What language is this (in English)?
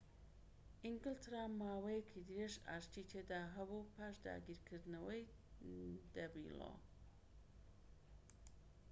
Central Kurdish